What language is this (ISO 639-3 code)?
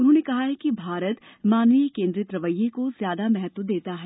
hin